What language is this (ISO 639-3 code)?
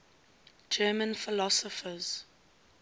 eng